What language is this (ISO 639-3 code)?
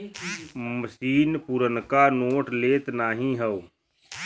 bho